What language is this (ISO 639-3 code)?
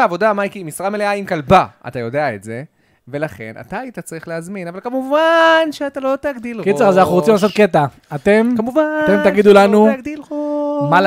heb